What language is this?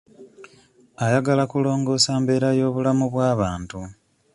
Ganda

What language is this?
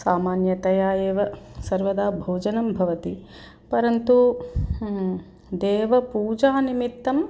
Sanskrit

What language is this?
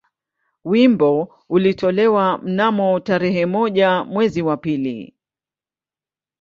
Swahili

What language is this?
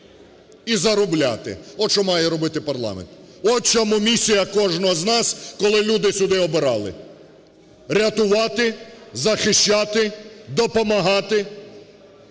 Ukrainian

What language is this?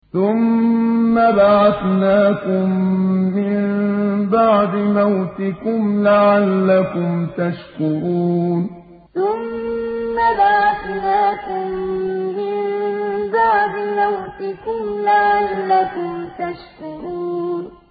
Arabic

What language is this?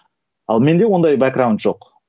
Kazakh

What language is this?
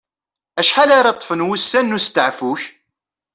Kabyle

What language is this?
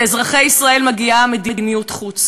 Hebrew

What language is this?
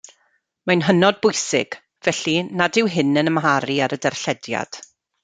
Welsh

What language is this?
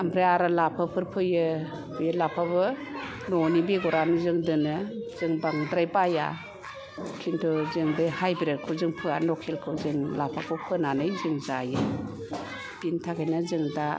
Bodo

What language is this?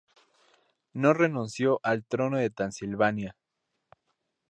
Spanish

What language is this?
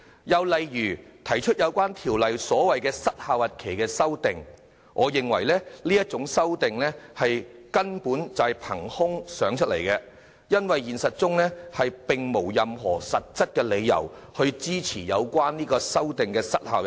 Cantonese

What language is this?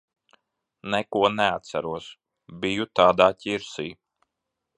Latvian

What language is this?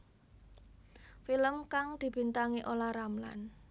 Javanese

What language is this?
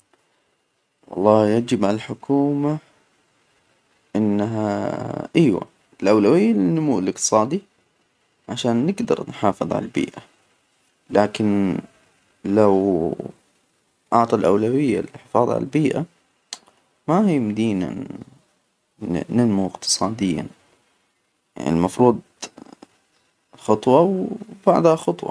Hijazi Arabic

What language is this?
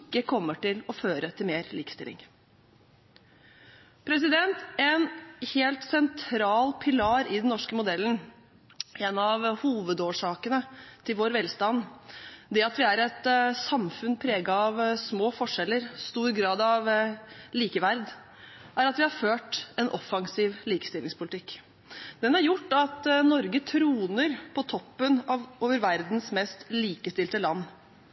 Norwegian Bokmål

